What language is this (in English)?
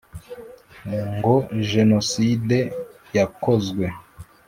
Kinyarwanda